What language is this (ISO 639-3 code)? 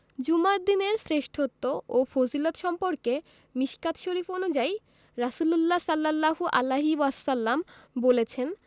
ben